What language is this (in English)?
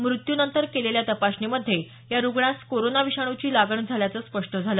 Marathi